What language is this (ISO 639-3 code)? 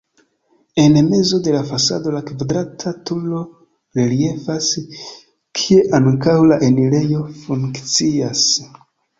epo